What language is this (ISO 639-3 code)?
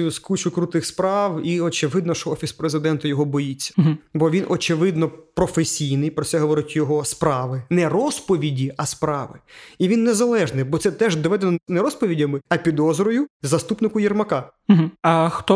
ukr